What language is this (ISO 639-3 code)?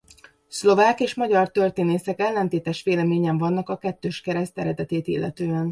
hun